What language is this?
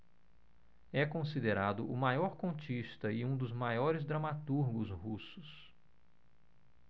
Portuguese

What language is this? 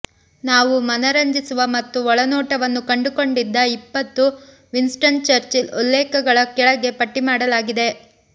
Kannada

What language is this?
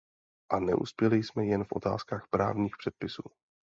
Czech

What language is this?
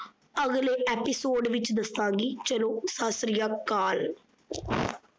Punjabi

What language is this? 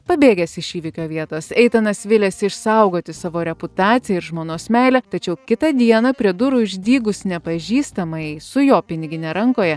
Lithuanian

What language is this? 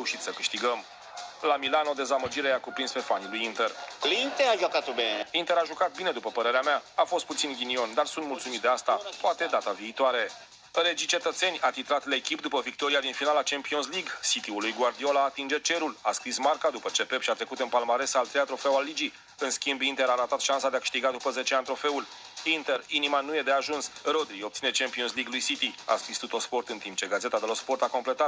Romanian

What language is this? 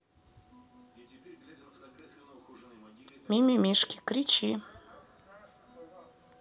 Russian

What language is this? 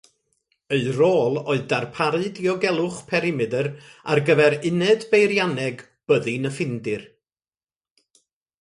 Welsh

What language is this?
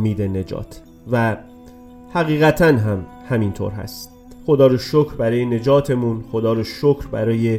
Persian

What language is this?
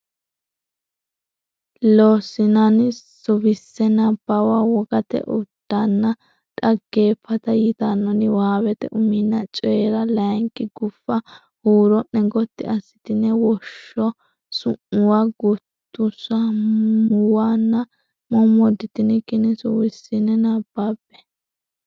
Sidamo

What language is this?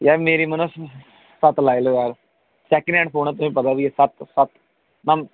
Dogri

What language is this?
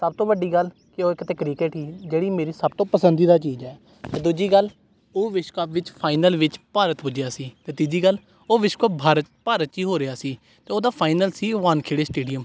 Punjabi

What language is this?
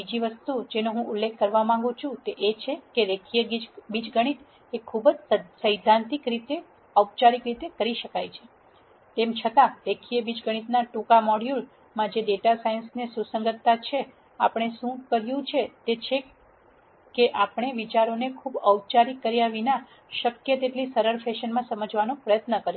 Gujarati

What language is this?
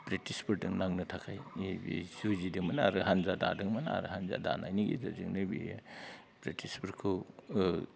Bodo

